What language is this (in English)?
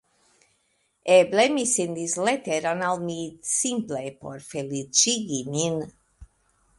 Esperanto